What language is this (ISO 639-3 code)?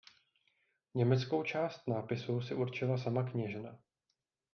ces